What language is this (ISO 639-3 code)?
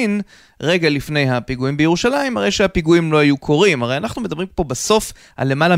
heb